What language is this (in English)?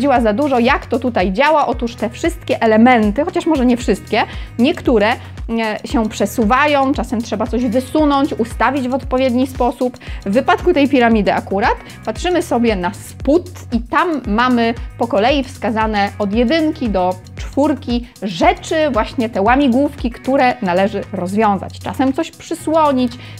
Polish